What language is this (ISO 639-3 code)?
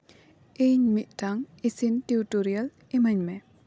sat